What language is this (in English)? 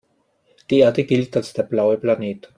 German